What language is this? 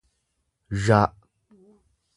Oromo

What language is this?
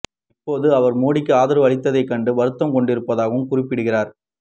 Tamil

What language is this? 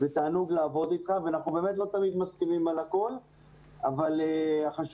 Hebrew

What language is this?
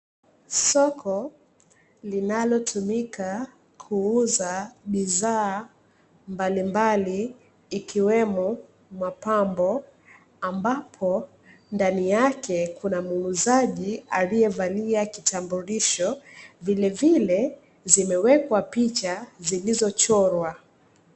Swahili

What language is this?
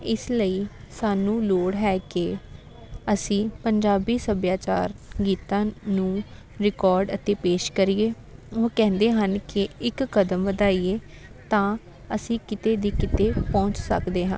Punjabi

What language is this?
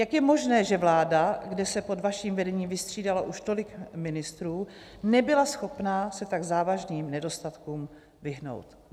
Czech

